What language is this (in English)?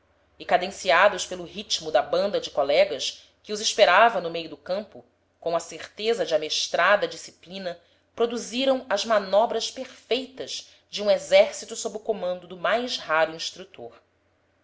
Portuguese